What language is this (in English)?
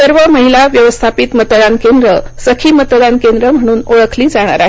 Marathi